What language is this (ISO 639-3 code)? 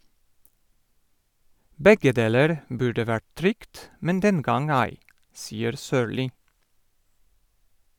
nor